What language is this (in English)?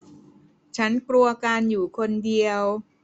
Thai